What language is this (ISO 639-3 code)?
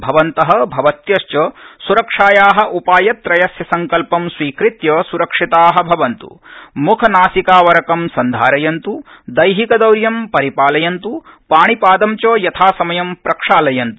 san